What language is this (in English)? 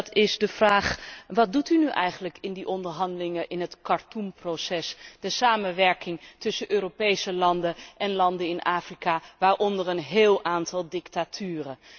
Dutch